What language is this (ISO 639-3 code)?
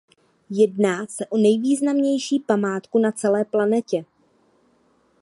ces